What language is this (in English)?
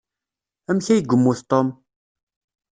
Kabyle